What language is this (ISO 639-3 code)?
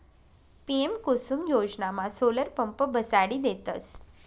mar